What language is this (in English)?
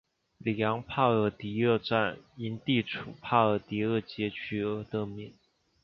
Chinese